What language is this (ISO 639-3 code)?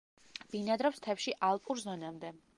kat